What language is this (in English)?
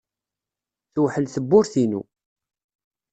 Kabyle